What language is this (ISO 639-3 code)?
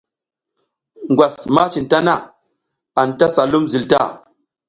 giz